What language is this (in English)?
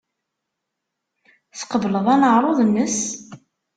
Kabyle